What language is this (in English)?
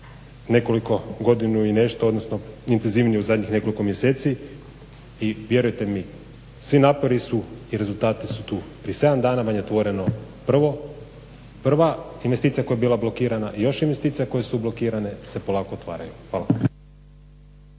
Croatian